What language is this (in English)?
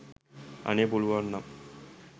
Sinhala